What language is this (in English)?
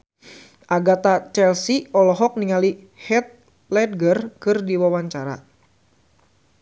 Sundanese